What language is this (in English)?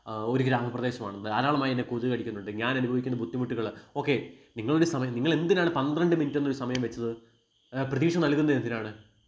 Malayalam